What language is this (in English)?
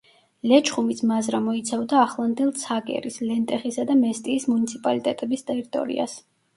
Georgian